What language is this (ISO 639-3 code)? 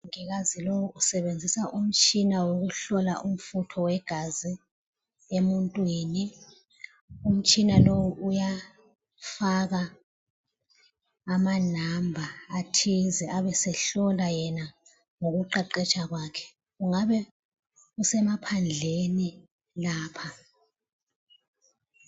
nde